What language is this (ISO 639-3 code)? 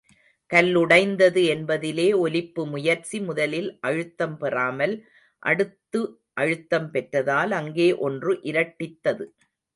tam